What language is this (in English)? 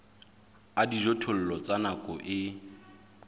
Southern Sotho